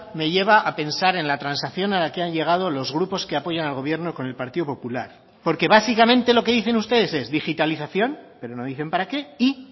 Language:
Spanish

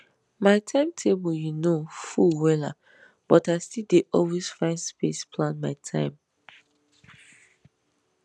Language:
Nigerian Pidgin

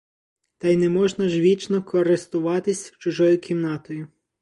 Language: Ukrainian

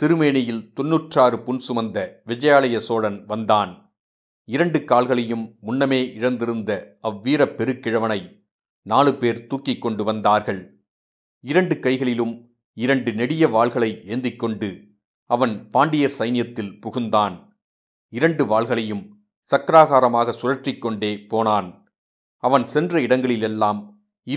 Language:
Tamil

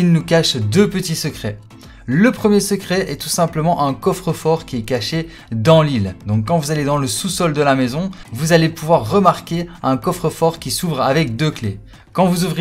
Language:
French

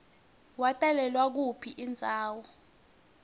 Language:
Swati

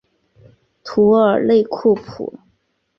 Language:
Chinese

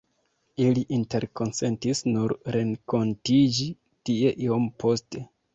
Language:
Esperanto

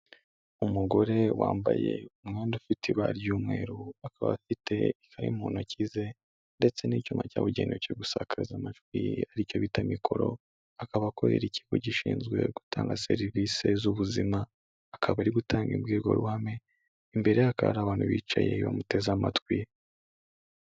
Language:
Kinyarwanda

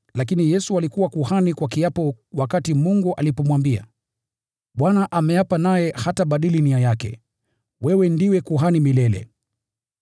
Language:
Swahili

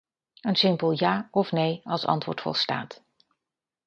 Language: Dutch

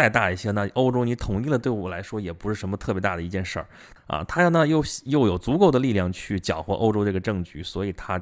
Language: Chinese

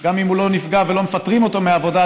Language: Hebrew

